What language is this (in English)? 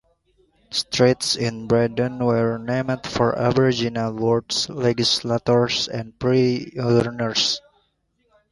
English